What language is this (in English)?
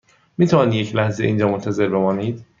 Persian